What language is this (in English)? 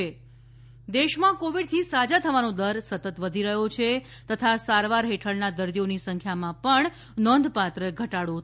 Gujarati